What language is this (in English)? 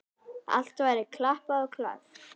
Icelandic